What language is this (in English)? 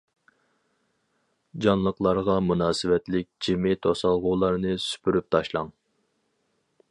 Uyghur